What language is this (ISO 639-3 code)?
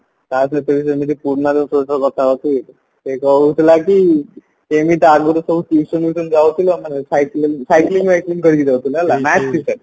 ori